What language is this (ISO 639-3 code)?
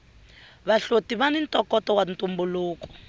tso